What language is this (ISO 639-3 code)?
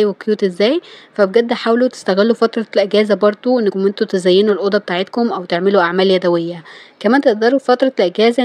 ara